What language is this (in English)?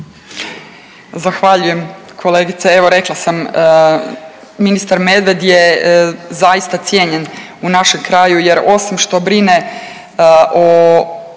Croatian